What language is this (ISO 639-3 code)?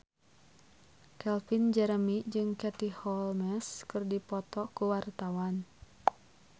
sun